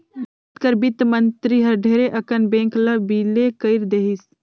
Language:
Chhattisgarhi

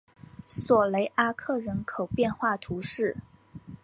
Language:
Chinese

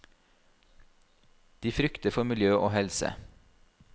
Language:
Norwegian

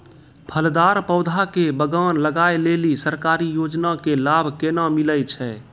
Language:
Maithili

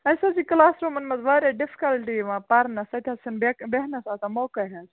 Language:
Kashmiri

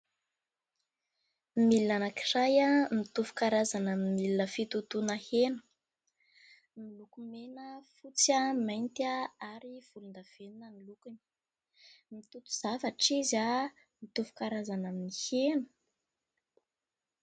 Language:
Malagasy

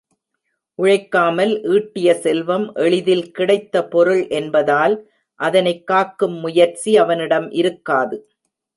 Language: Tamil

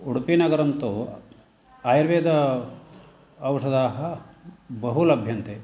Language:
Sanskrit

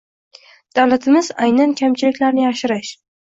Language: Uzbek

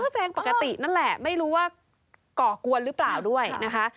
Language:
Thai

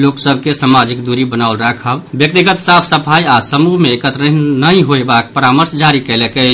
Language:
Maithili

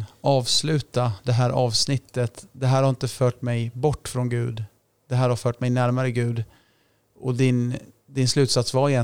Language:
Swedish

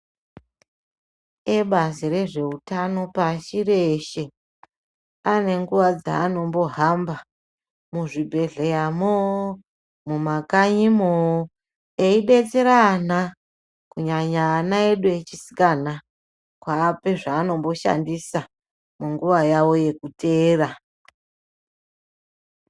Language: Ndau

